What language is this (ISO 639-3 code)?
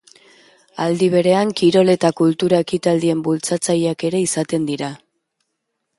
eus